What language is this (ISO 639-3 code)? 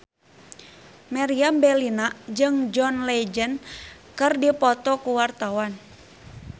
sun